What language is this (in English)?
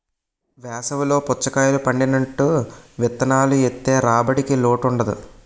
Telugu